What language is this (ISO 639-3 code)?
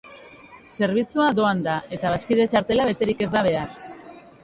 eus